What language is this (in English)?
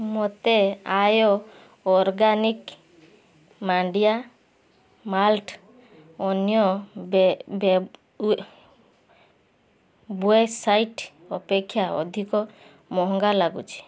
Odia